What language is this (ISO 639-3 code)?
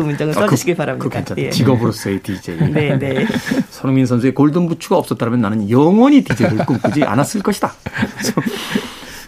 kor